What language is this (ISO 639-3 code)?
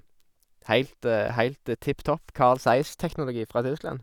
nor